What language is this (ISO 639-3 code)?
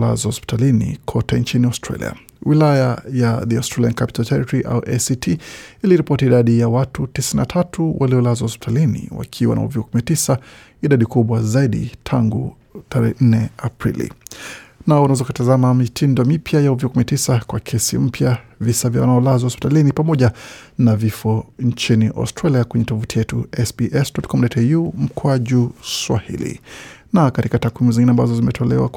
swa